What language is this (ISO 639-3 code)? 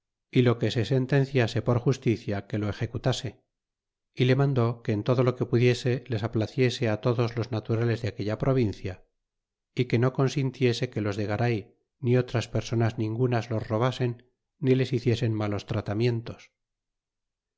spa